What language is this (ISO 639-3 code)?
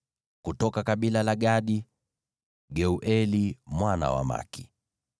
swa